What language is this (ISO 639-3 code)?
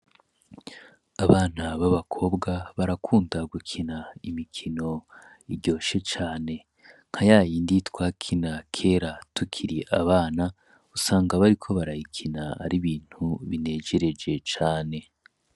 run